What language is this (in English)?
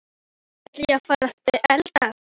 Icelandic